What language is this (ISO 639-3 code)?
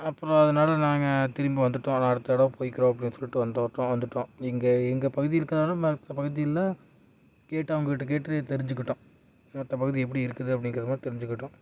tam